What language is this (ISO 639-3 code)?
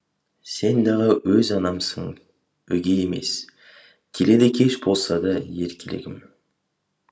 kaz